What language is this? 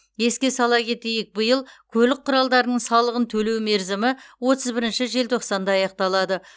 Kazakh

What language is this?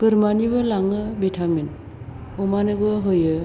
Bodo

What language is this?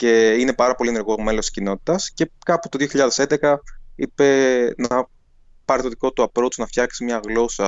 Greek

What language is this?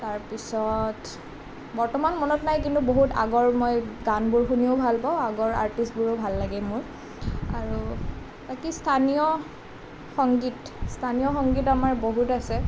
Assamese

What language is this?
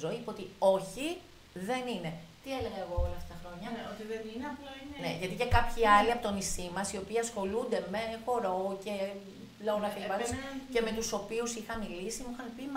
Greek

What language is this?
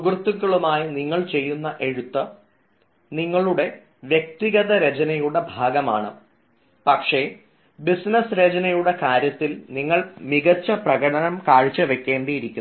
Malayalam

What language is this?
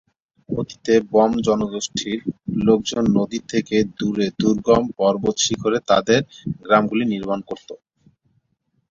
Bangla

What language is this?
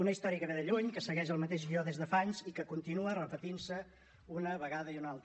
Catalan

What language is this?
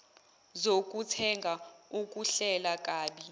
Zulu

